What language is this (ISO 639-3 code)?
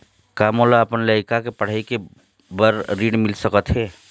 hne